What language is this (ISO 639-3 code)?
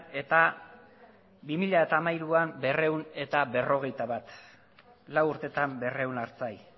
eus